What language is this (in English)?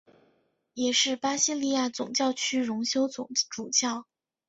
Chinese